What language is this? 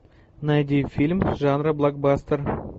Russian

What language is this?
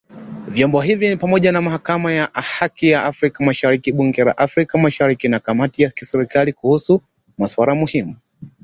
Swahili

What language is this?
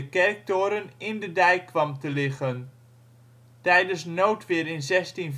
Dutch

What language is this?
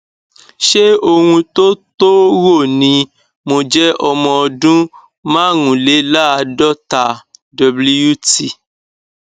Yoruba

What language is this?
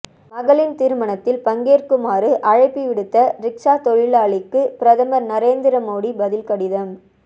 Tamil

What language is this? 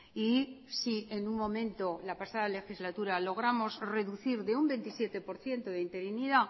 Spanish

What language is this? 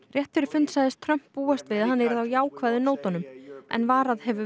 Icelandic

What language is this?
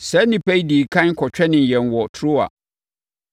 Akan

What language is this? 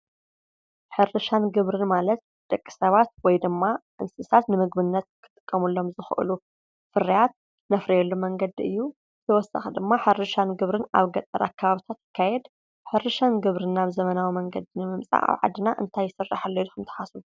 Tigrinya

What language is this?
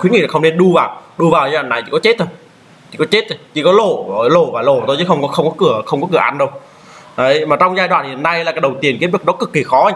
Vietnamese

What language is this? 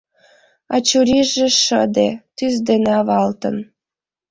Mari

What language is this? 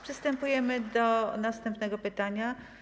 Polish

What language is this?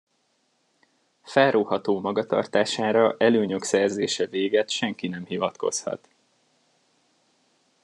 Hungarian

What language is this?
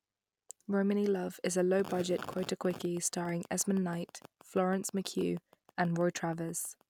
English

